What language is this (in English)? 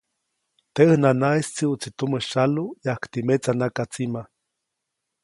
Copainalá Zoque